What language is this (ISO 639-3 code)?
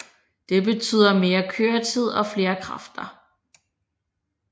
dan